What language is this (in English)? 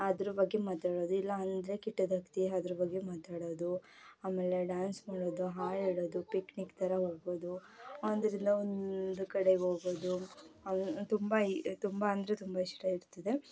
Kannada